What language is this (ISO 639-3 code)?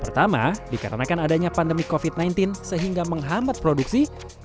ind